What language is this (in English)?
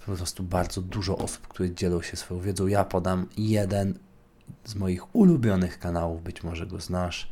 Polish